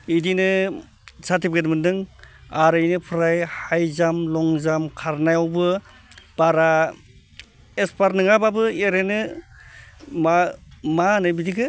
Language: Bodo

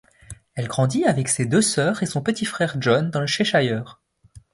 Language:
French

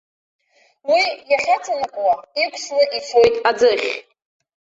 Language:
Abkhazian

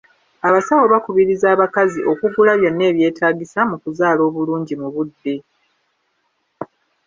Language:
Ganda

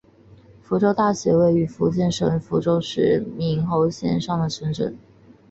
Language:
Chinese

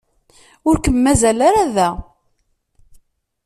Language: Kabyle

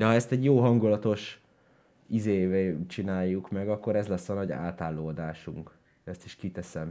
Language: Hungarian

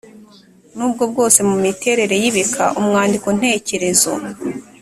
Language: Kinyarwanda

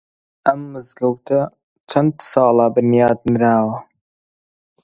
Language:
Central Kurdish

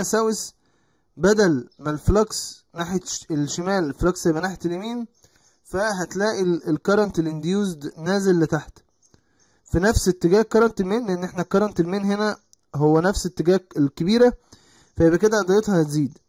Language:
Arabic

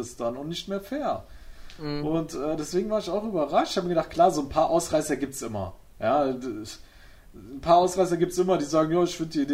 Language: German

